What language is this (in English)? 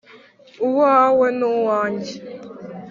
Kinyarwanda